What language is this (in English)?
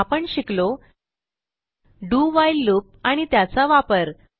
Marathi